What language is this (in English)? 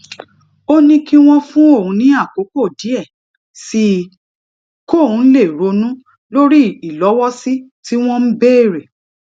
Yoruba